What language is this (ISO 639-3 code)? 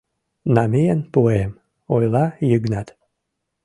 chm